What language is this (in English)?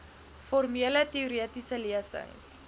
Afrikaans